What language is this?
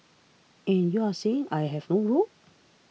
English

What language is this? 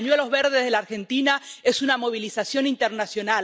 Spanish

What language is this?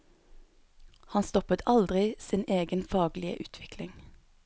Norwegian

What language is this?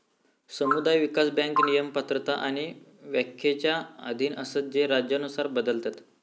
Marathi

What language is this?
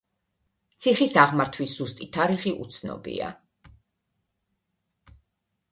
Georgian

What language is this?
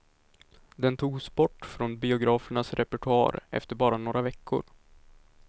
Swedish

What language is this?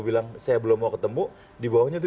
Indonesian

